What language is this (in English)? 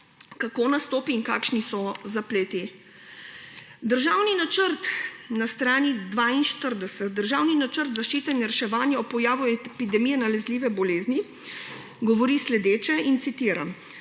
Slovenian